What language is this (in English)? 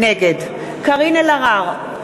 Hebrew